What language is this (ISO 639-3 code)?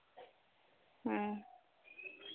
sat